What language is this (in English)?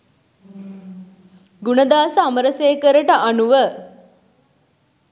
Sinhala